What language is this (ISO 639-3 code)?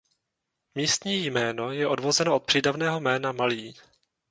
ces